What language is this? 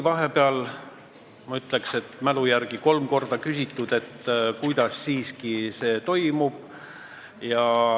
Estonian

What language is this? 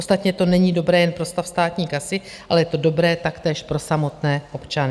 Czech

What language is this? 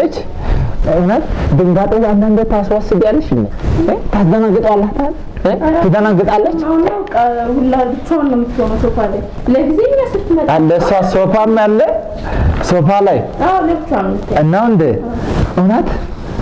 Amharic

